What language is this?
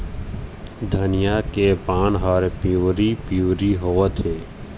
Chhattisgarhi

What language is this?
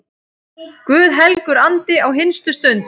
Icelandic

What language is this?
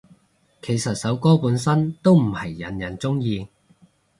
Cantonese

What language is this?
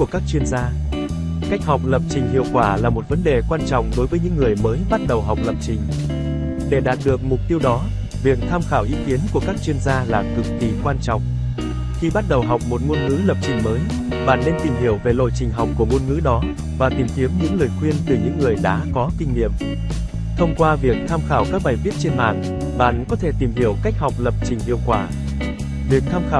Vietnamese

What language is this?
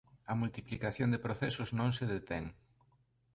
Galician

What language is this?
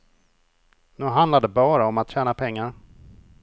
Swedish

